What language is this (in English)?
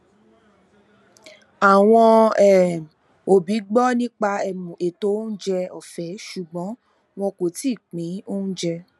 Yoruba